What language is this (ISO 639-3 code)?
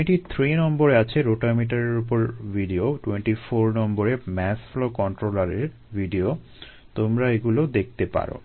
ben